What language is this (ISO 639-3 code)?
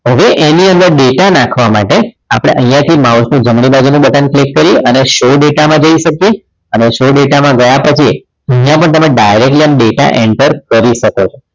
guj